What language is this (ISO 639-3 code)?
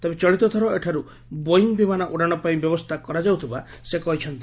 ori